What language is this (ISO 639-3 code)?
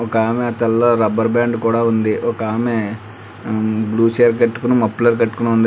tel